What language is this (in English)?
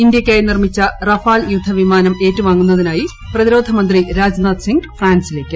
Malayalam